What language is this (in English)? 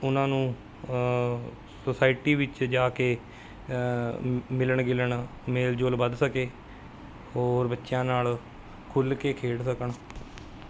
Punjabi